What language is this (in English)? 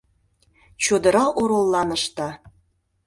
Mari